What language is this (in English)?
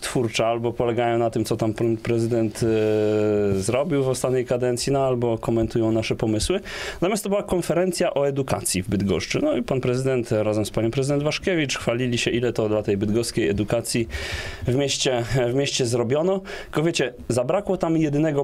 Polish